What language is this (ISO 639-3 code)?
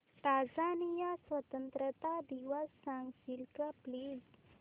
mar